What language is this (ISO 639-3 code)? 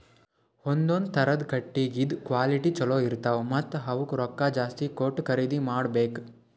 kan